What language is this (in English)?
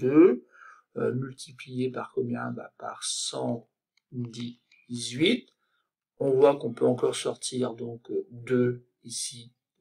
French